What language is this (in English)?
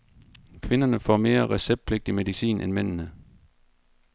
Danish